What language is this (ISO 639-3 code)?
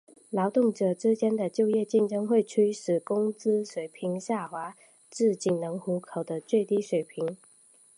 zho